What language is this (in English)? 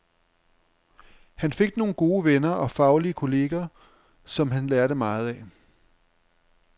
Danish